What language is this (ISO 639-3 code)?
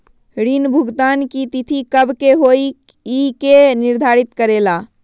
mag